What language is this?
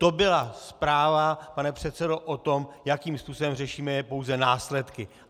Czech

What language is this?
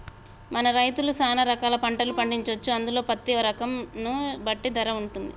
Telugu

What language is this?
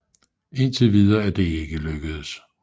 Danish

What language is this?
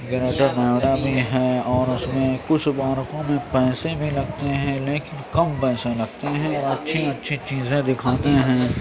Urdu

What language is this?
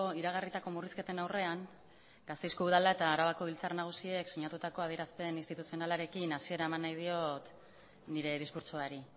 Basque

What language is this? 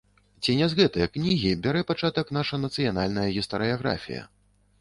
Belarusian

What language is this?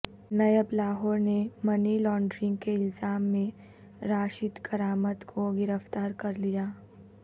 Urdu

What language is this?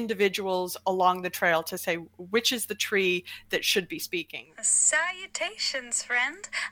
English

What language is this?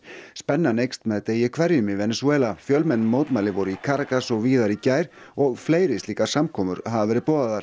Icelandic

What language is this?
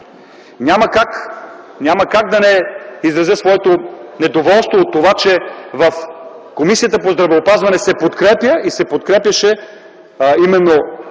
Bulgarian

